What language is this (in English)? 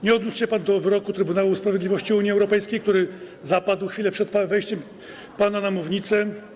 Polish